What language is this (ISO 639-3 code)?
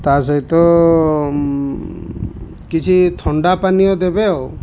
ori